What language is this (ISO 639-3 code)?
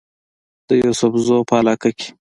pus